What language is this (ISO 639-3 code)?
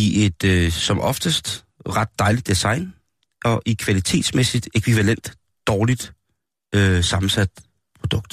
dan